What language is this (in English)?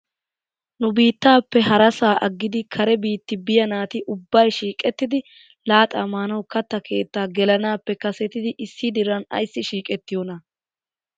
Wolaytta